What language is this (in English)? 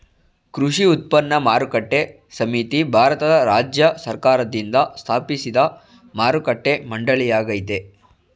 Kannada